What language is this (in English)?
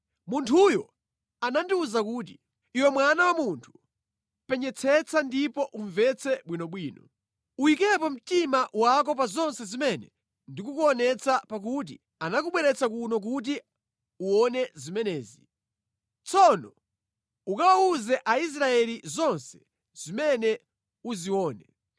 Nyanja